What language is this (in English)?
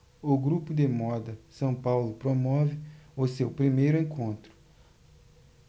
Portuguese